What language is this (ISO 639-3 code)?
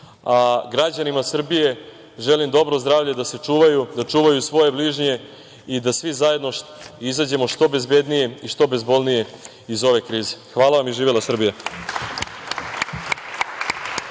srp